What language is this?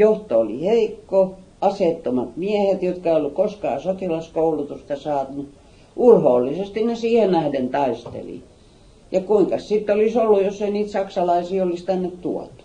Finnish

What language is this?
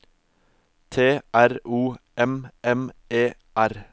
Norwegian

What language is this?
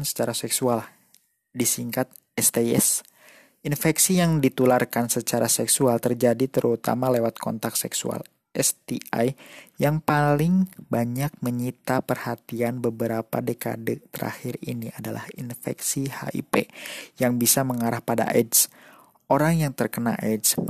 Indonesian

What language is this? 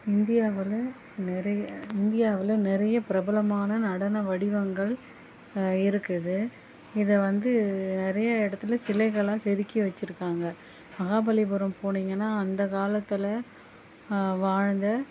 Tamil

